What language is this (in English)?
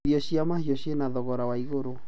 Kikuyu